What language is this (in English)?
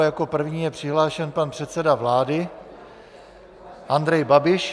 Czech